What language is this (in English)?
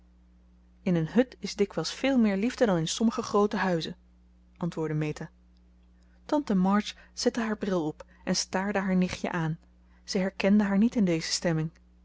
Dutch